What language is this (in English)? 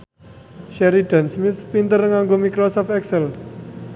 Javanese